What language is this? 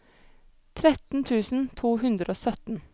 Norwegian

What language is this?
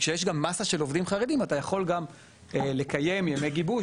Hebrew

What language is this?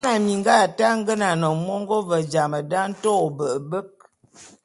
Bulu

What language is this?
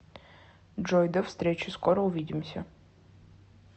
Russian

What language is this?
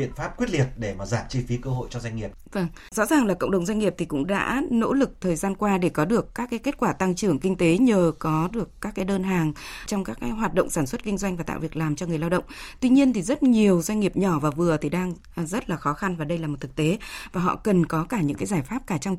Vietnamese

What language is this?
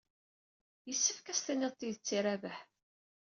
Kabyle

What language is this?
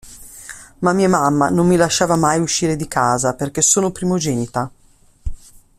Italian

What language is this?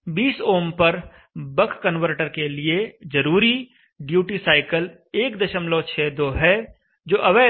Hindi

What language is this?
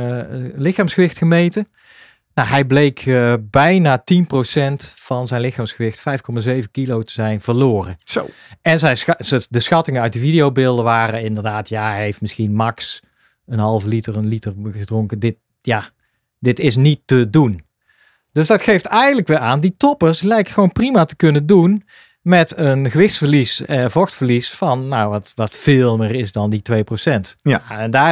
Dutch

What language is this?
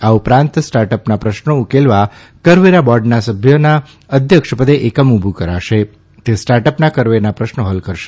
Gujarati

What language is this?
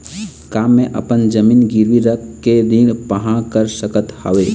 Chhattisgarhi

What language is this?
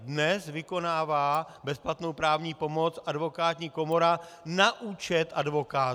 Czech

